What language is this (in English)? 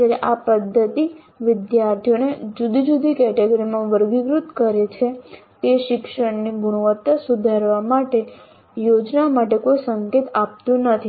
Gujarati